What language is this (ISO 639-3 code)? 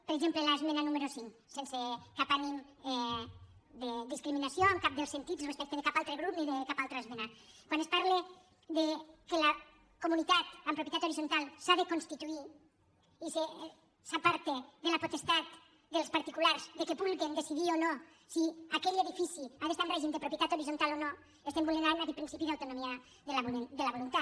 cat